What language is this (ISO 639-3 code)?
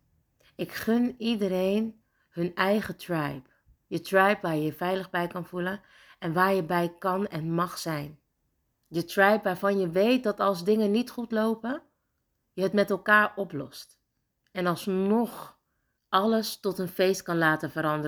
nld